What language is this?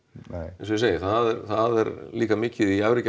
Icelandic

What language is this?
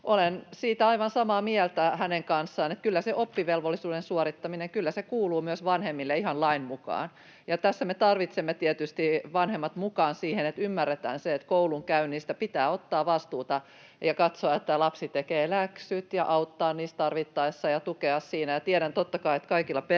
Finnish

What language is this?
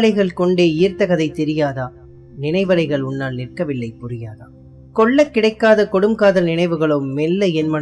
Tamil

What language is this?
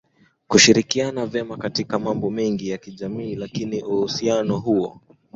Swahili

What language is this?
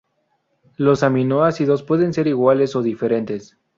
Spanish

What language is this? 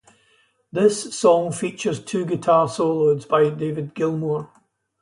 English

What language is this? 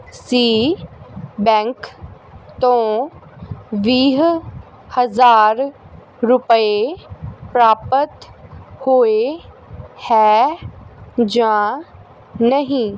Punjabi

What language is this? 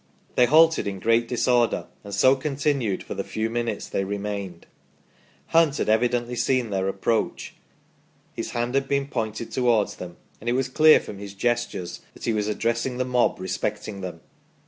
English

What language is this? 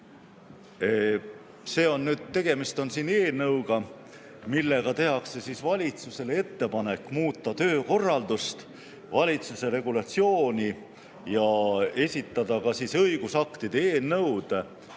Estonian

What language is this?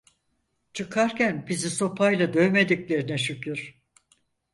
Turkish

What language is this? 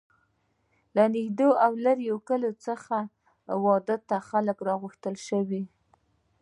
Pashto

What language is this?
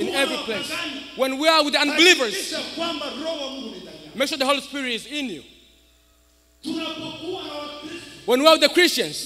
English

